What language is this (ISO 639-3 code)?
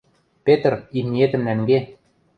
mrj